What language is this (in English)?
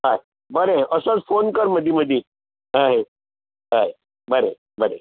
Konkani